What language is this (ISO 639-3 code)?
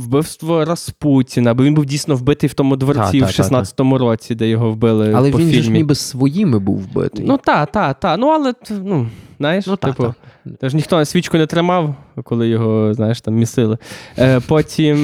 ukr